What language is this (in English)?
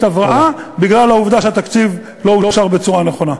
Hebrew